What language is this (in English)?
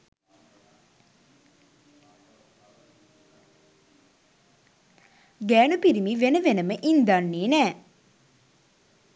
Sinhala